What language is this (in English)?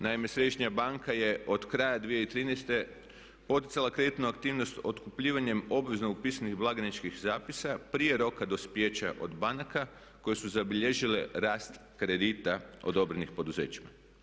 Croatian